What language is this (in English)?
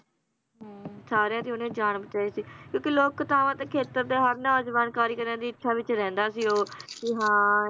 Punjabi